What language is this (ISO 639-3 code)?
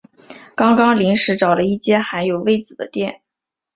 zho